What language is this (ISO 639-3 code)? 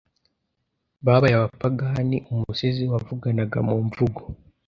kin